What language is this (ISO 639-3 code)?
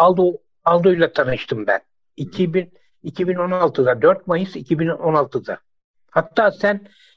tur